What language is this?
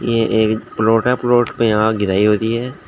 Hindi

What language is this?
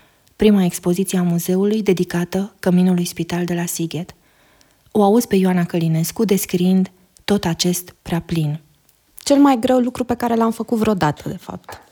Romanian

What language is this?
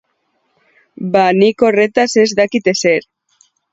Basque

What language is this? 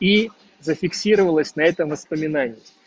Russian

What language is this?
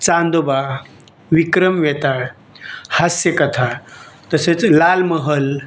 Marathi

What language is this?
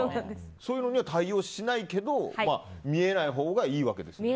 Japanese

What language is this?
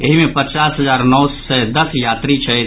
Maithili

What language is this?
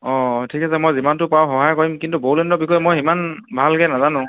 Assamese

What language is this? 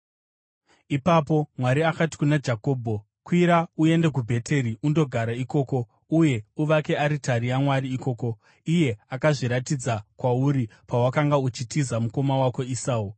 Shona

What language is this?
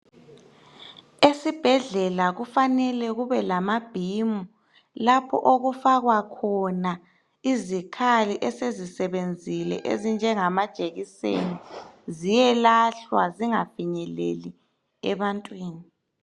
North Ndebele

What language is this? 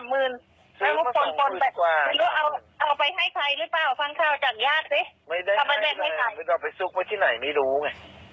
Thai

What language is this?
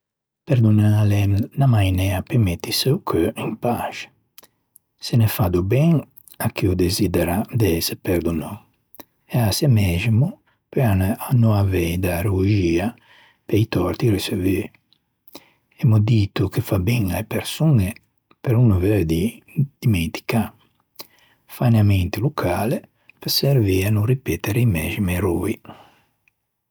Ligurian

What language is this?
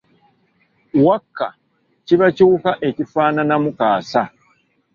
Ganda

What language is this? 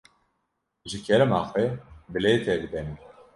Kurdish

